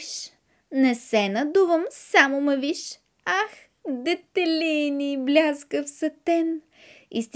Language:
Bulgarian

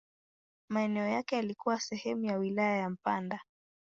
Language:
Swahili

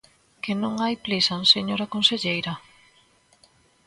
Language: Galician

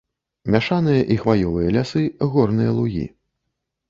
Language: Belarusian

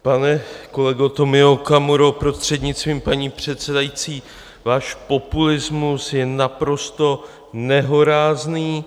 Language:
Czech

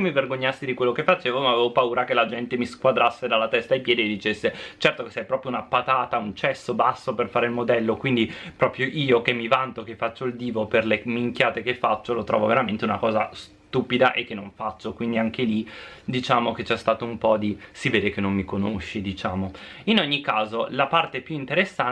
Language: Italian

